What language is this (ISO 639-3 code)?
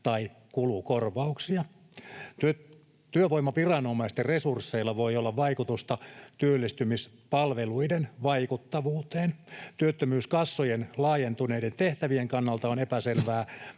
fin